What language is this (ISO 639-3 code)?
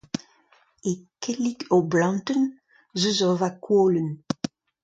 bre